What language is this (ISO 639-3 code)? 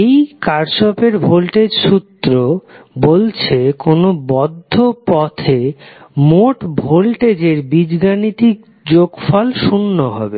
ben